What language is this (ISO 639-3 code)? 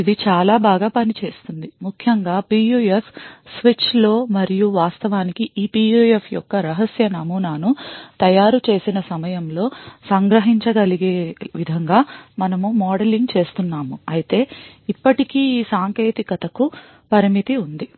tel